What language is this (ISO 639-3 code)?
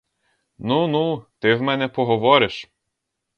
ukr